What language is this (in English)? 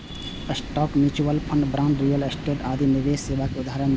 Maithili